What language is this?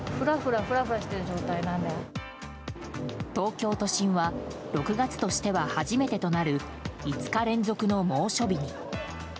Japanese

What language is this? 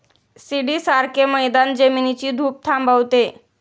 Marathi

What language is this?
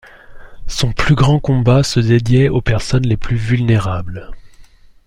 French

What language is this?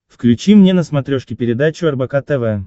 Russian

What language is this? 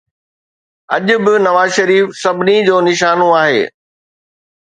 Sindhi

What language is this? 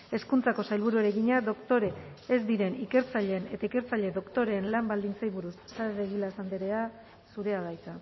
Basque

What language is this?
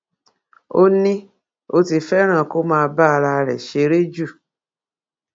Yoruba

